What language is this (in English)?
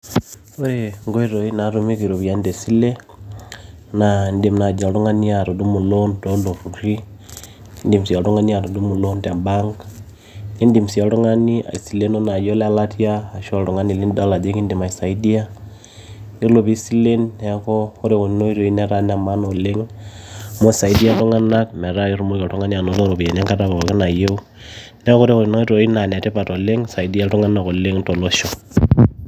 Masai